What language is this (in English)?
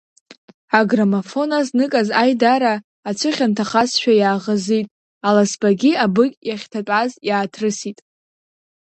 Abkhazian